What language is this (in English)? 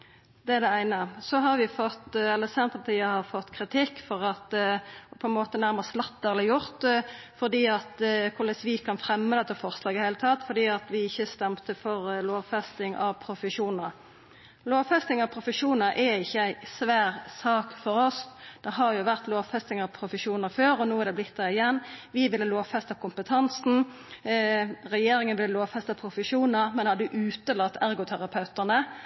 Norwegian Nynorsk